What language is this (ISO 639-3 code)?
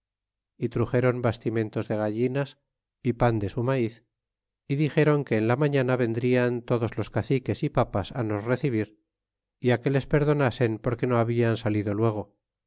spa